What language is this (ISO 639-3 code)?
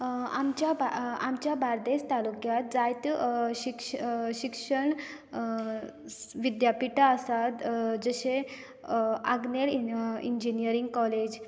kok